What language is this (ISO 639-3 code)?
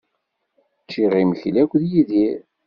kab